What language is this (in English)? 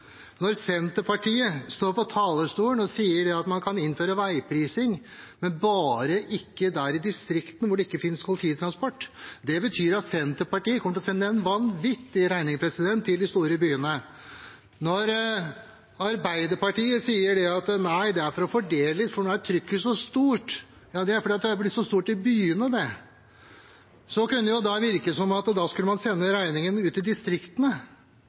Norwegian Bokmål